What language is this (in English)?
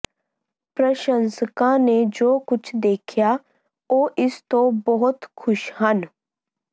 Punjabi